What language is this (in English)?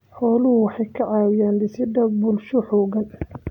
Somali